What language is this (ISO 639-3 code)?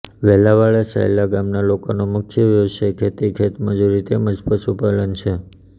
guj